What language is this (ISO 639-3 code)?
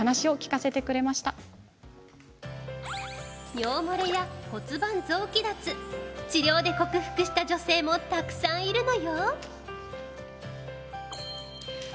jpn